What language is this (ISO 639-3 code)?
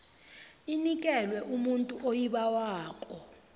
nbl